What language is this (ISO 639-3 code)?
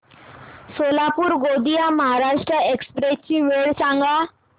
mar